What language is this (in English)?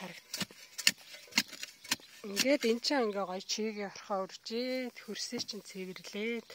Arabic